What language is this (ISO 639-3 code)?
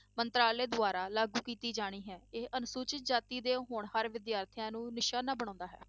pan